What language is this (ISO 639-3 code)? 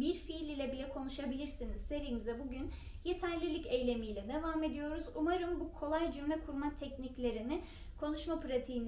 tur